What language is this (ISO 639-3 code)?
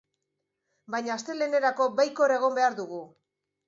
eus